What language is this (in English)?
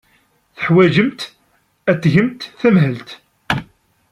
Kabyle